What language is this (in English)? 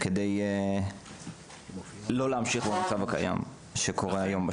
Hebrew